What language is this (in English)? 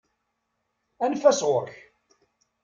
Kabyle